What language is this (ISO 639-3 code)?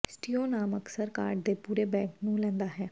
pan